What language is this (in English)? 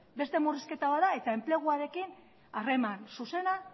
Basque